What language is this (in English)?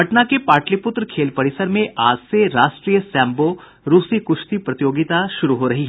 Hindi